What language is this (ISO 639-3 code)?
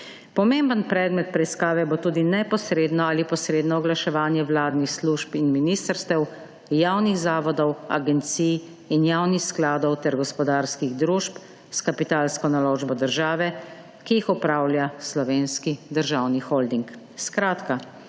slv